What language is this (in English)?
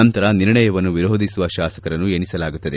Kannada